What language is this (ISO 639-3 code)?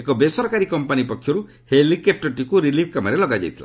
ori